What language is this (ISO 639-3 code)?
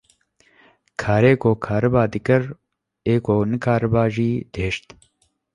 kur